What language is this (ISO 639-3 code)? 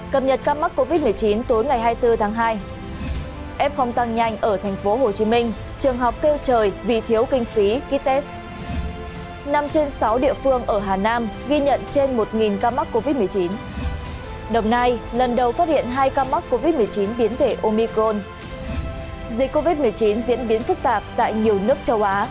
vie